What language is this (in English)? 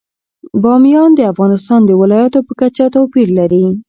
Pashto